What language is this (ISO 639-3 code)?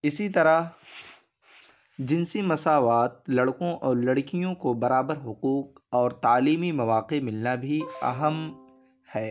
urd